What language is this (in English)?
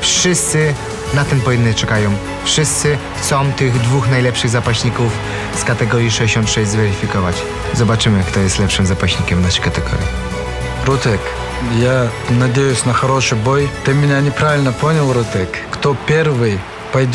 Polish